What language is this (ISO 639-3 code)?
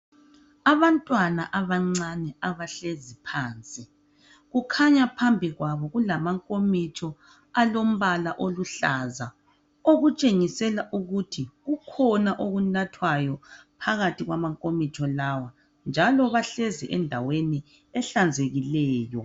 nde